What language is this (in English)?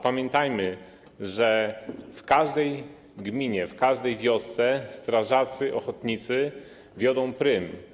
Polish